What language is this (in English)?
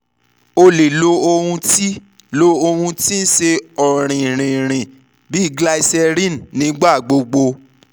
Yoruba